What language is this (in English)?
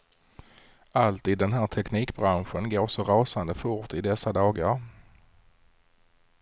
Swedish